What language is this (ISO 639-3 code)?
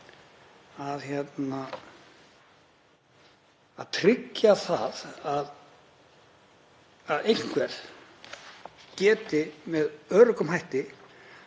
isl